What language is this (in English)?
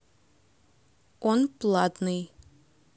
Russian